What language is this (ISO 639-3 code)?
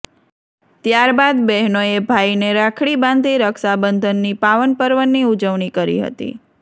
guj